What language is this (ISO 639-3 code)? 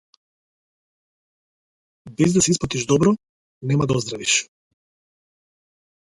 mkd